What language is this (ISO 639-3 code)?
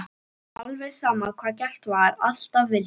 isl